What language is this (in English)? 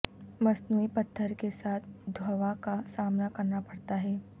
Urdu